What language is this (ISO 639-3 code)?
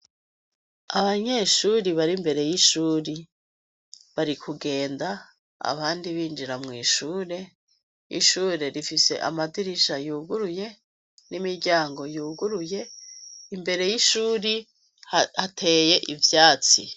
run